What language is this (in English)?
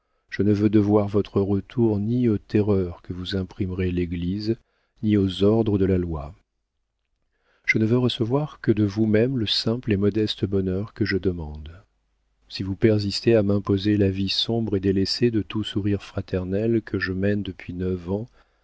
French